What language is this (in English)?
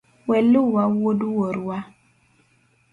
Luo (Kenya and Tanzania)